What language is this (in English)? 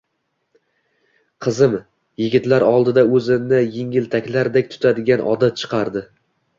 Uzbek